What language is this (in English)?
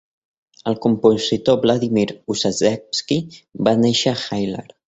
Catalan